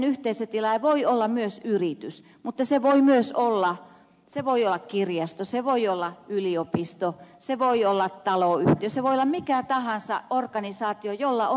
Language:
Finnish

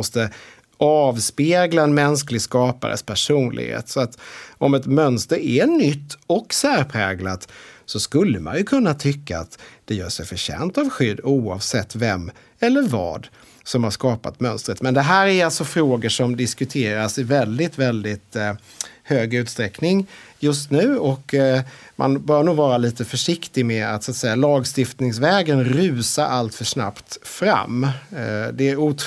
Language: Swedish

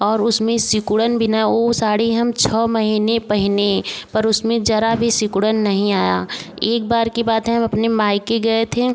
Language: Hindi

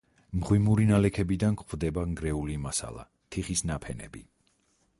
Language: Georgian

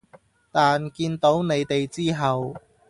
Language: Cantonese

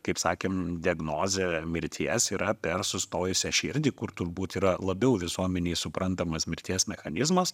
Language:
Lithuanian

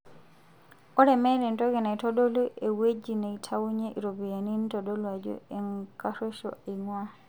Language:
Masai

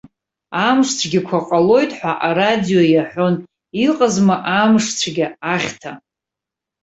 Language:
Abkhazian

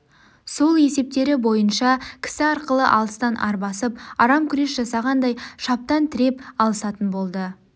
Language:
Kazakh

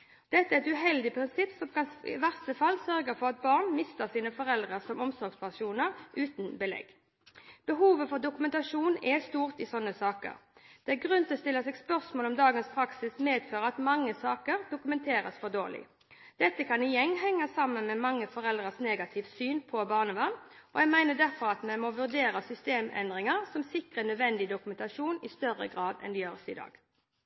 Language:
Norwegian Bokmål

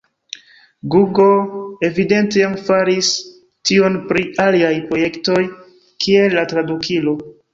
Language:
Esperanto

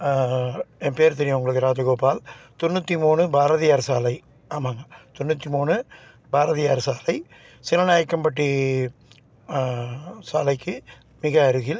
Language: Tamil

